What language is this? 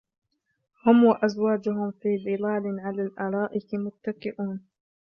Arabic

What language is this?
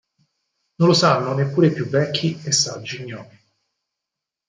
Italian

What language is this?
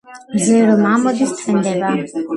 Georgian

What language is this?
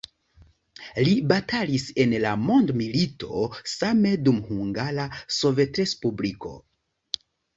Esperanto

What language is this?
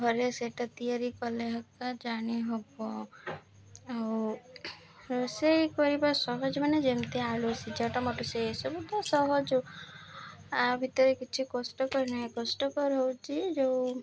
Odia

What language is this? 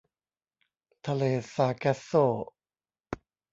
Thai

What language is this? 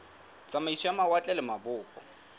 Southern Sotho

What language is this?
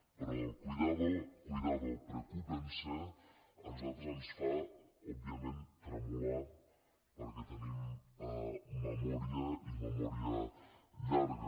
Catalan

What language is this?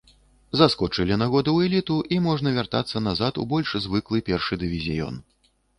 Belarusian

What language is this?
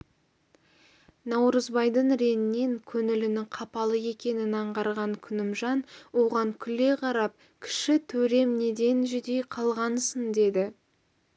Kazakh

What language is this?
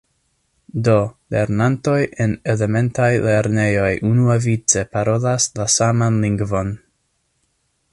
Esperanto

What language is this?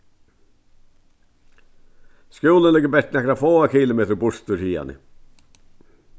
Faroese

